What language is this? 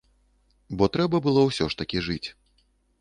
Belarusian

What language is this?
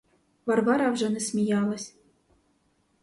Ukrainian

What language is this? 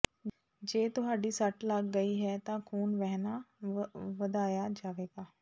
Punjabi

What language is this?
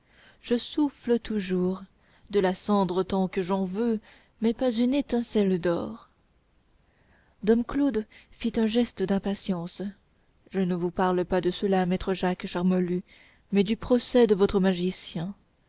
French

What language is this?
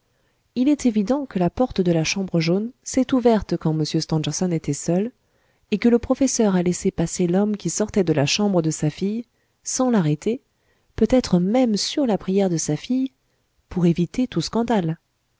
French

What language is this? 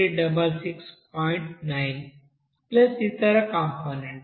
Telugu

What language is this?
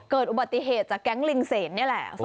Thai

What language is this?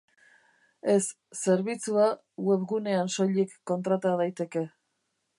Basque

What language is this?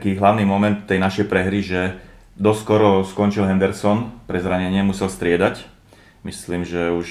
Slovak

